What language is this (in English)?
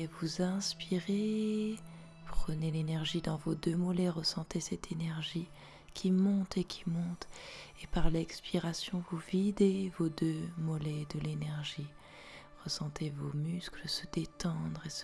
French